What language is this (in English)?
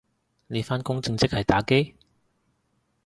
Cantonese